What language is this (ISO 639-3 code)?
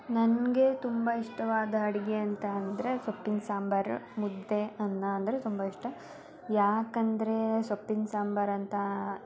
kan